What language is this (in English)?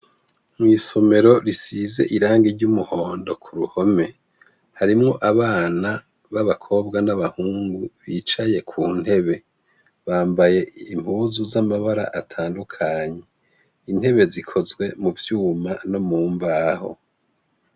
Rundi